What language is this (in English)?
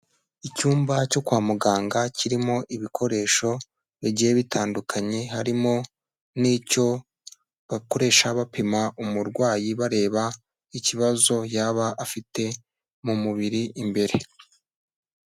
Kinyarwanda